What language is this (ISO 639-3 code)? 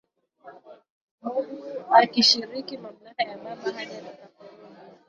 swa